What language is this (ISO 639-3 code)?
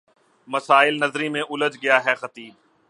urd